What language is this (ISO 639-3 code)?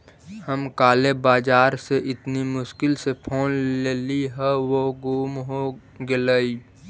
mag